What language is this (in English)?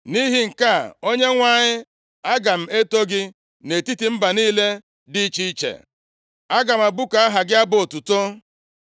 Igbo